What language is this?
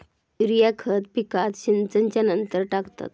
Marathi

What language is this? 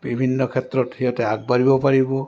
Assamese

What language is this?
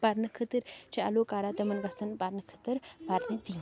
Kashmiri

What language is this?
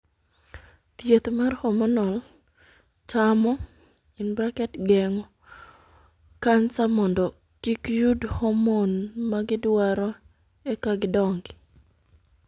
Luo (Kenya and Tanzania)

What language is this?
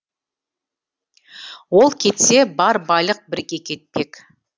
Kazakh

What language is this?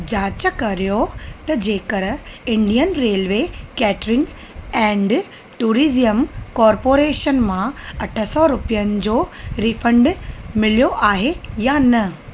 Sindhi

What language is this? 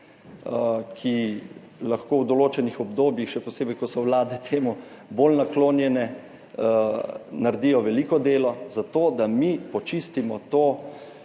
Slovenian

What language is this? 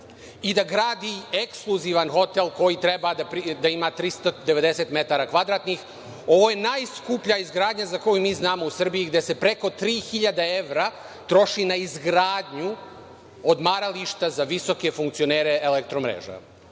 Serbian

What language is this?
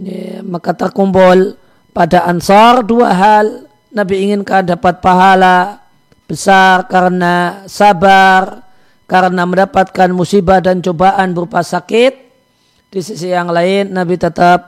Indonesian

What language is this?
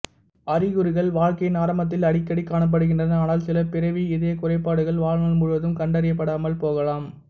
Tamil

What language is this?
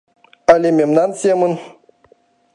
Mari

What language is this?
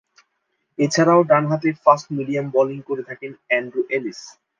Bangla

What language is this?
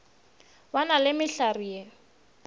Northern Sotho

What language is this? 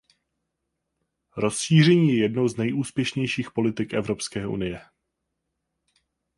Czech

